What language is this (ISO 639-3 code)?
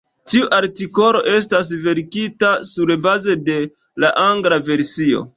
epo